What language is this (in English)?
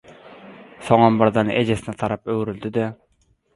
Turkmen